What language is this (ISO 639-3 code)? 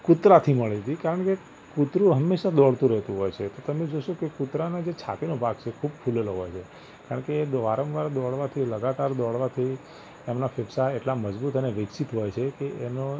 guj